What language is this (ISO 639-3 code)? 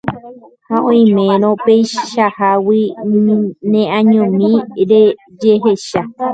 grn